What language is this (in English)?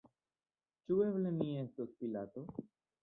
Esperanto